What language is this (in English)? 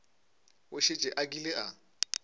Northern Sotho